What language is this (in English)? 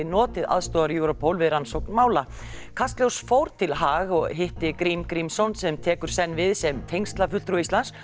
Icelandic